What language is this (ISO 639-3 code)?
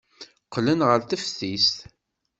kab